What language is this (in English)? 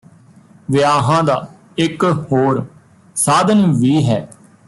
Punjabi